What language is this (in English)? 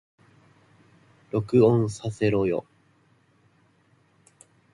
Japanese